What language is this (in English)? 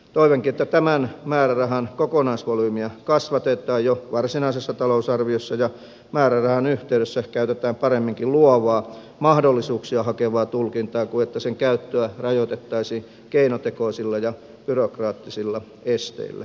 Finnish